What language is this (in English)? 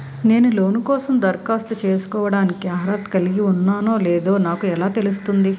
Telugu